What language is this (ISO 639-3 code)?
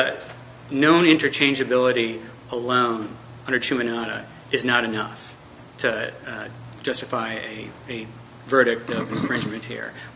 eng